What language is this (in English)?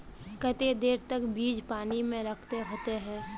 Magahi